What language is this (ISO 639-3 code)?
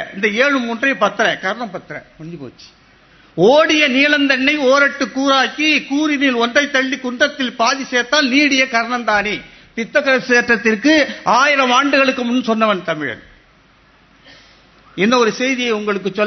tam